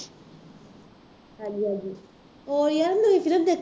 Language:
Punjabi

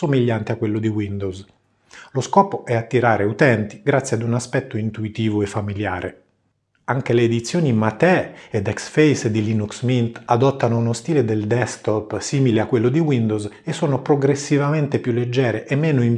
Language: Italian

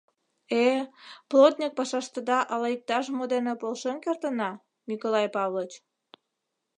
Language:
Mari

